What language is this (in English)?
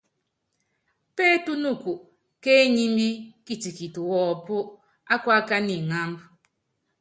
Yangben